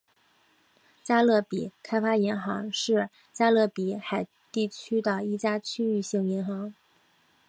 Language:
Chinese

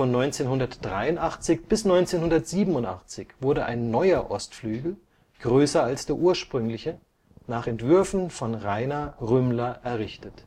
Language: German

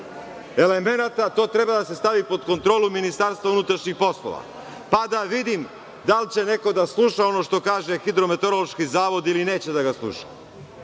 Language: Serbian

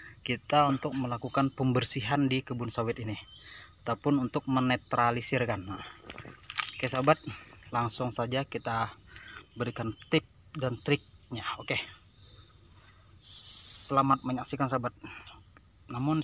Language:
Indonesian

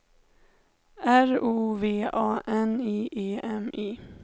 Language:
Swedish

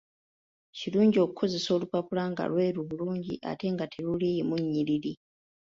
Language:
Ganda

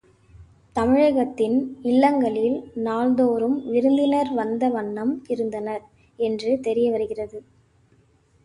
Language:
Tamil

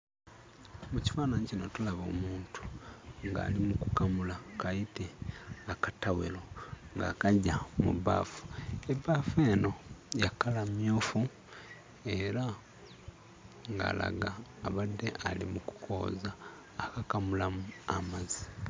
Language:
Ganda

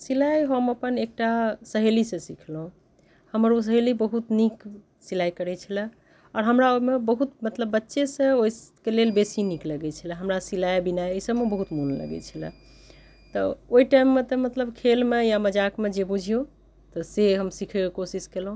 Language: Maithili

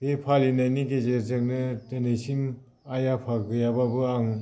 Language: Bodo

